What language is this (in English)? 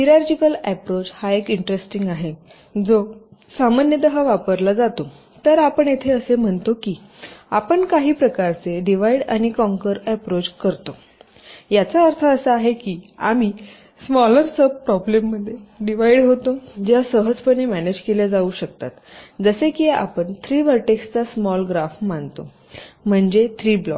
Marathi